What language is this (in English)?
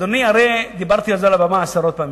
Hebrew